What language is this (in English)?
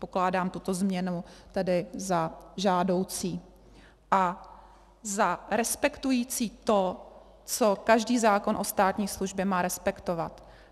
Czech